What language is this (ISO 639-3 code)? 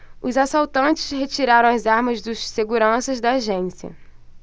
por